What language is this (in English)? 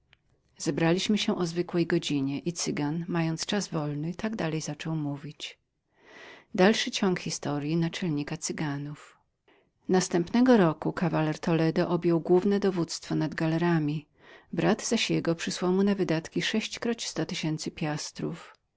Polish